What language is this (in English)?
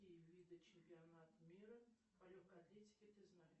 Russian